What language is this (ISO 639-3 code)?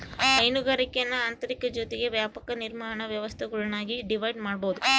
kan